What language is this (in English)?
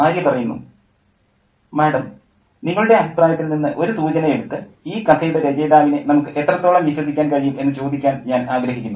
Malayalam